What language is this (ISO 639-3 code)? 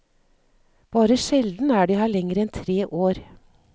nor